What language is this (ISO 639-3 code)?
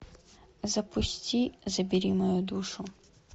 rus